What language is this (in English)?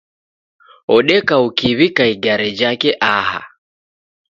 Taita